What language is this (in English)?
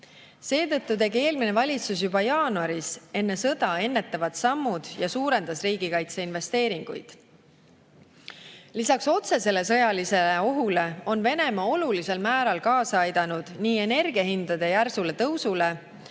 Estonian